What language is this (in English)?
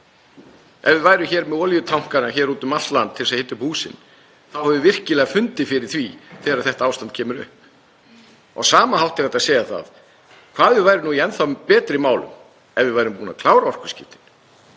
Icelandic